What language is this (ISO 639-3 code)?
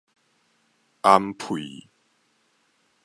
nan